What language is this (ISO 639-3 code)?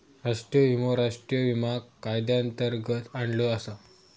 mar